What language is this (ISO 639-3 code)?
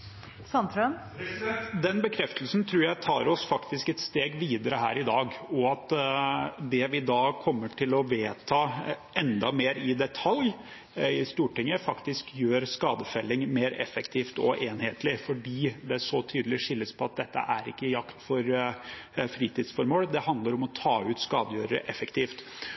nor